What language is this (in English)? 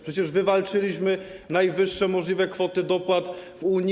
Polish